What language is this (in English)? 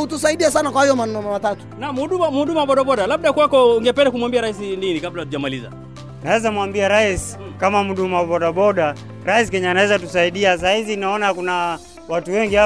Swahili